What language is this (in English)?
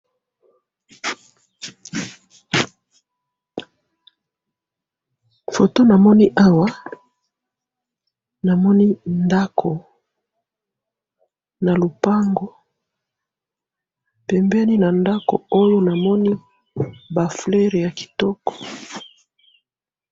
Lingala